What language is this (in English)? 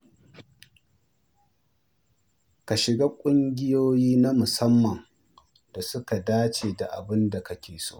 Hausa